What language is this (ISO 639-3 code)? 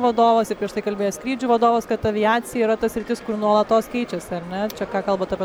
lit